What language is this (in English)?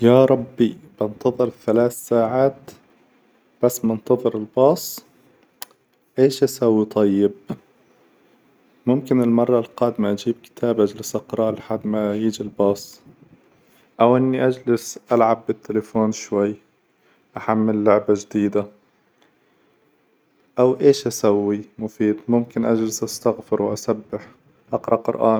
Hijazi Arabic